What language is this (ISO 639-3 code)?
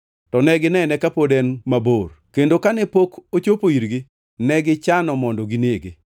luo